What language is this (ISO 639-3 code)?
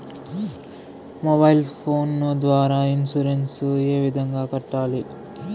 tel